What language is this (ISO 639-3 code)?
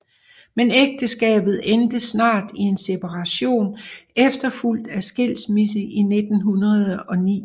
dan